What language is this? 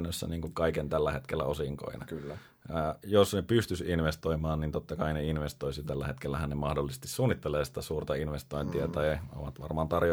Finnish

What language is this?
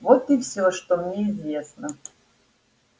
Russian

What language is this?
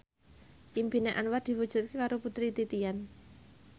Javanese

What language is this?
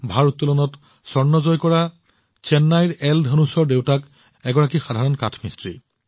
Assamese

